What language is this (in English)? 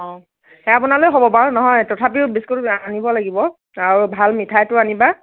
Assamese